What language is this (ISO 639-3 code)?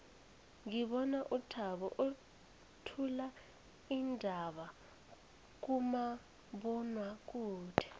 nbl